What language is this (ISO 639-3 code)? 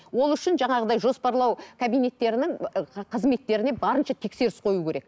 kaz